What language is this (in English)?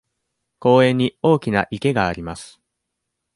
Japanese